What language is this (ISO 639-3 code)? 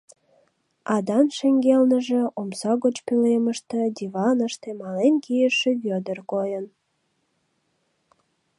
chm